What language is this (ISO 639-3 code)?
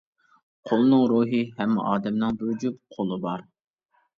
uig